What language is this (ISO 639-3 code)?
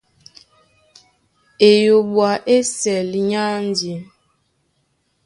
dua